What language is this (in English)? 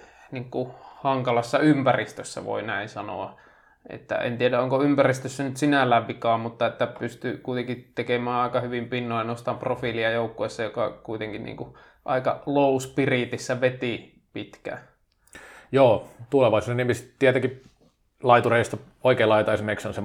Finnish